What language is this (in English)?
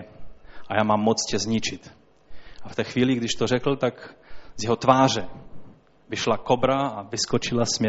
Czech